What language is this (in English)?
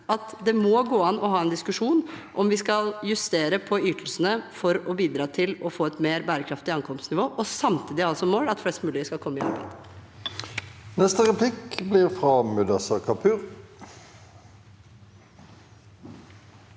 Norwegian